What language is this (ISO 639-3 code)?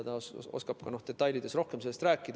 est